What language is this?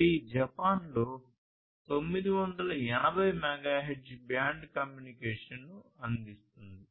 Telugu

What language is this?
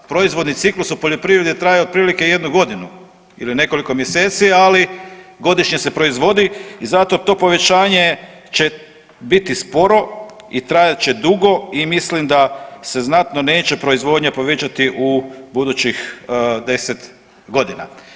Croatian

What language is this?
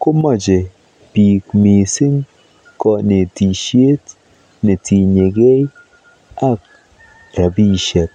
Kalenjin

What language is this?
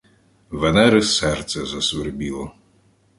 Ukrainian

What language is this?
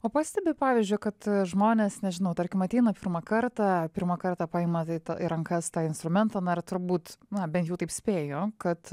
Lithuanian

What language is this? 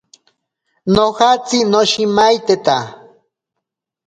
Ashéninka Perené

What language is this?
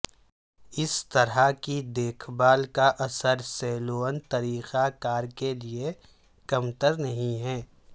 Urdu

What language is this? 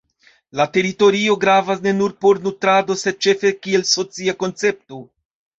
Esperanto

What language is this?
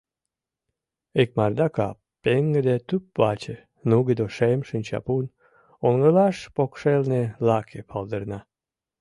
Mari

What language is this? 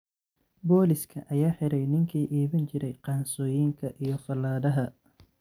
Somali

